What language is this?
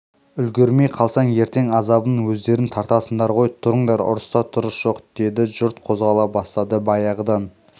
Kazakh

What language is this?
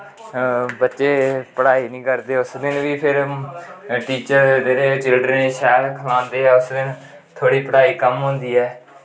Dogri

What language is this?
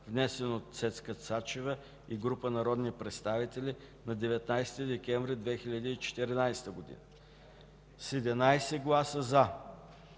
Bulgarian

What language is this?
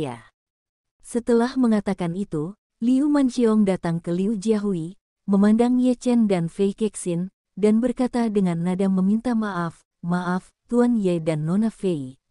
Indonesian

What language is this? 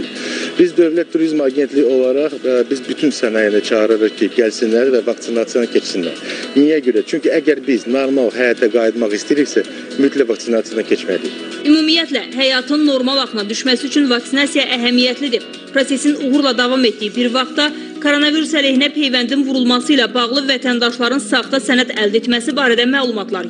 Turkish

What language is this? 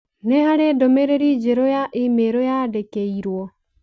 Kikuyu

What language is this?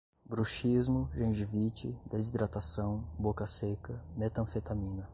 Portuguese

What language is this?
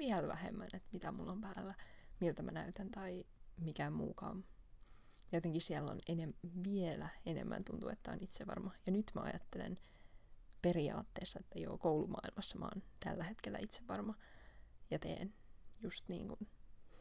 Finnish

